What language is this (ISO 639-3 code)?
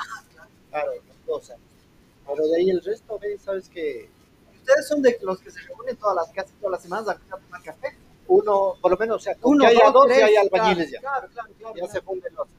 spa